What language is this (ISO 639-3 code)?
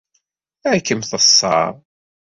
kab